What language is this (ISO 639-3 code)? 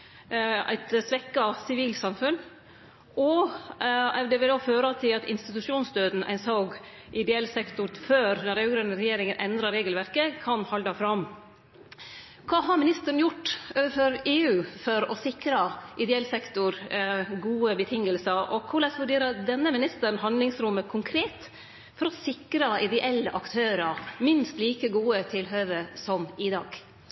nno